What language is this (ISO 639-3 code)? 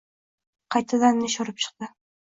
uzb